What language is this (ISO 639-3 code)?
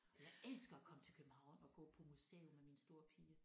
dan